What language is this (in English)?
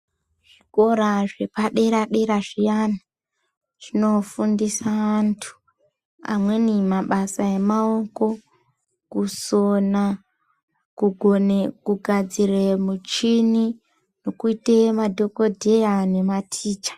Ndau